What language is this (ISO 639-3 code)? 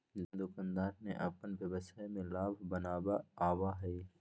mag